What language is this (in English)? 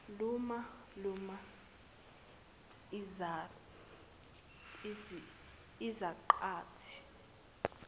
Zulu